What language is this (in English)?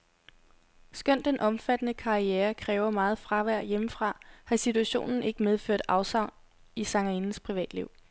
Danish